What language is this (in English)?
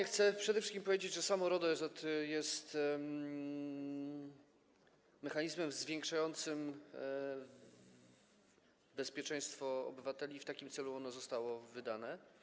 Polish